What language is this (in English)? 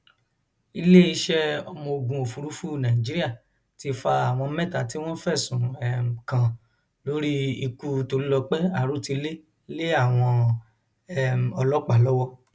Yoruba